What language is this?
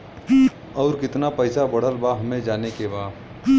Bhojpuri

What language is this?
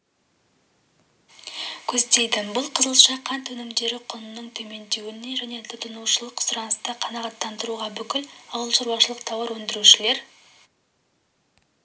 Kazakh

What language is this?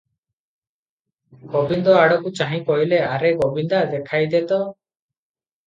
Odia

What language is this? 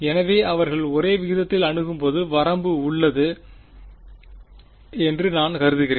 Tamil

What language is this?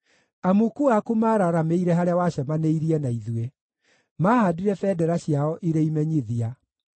Kikuyu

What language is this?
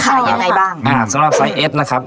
Thai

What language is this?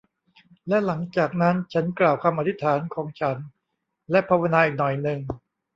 Thai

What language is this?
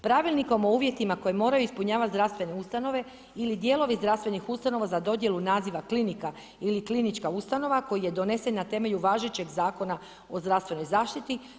Croatian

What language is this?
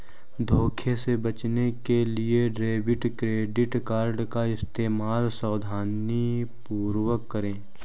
Hindi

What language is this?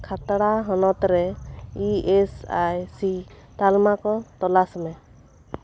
Santali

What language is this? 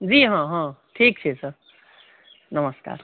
Maithili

